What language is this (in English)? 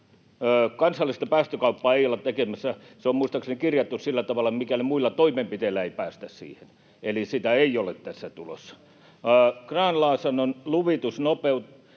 Finnish